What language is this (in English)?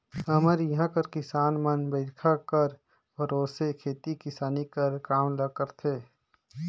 Chhattisgarhi